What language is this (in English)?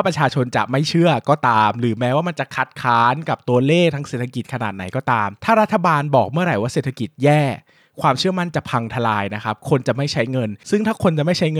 Thai